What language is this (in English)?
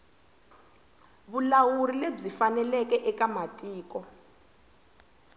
Tsonga